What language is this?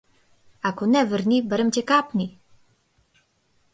Macedonian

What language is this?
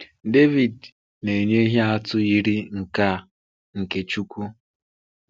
Igbo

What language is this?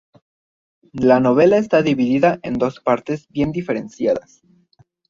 Spanish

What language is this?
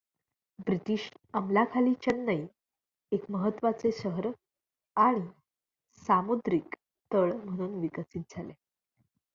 Marathi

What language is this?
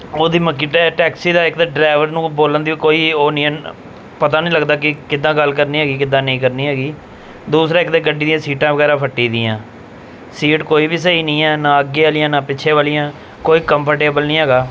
Punjabi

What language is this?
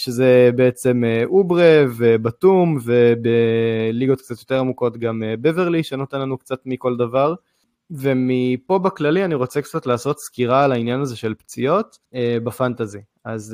Hebrew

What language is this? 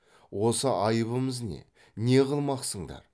Kazakh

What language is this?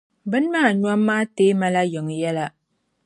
Dagbani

